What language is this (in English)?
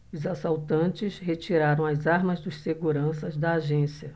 Portuguese